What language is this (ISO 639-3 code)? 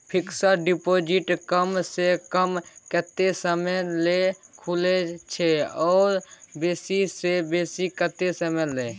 mai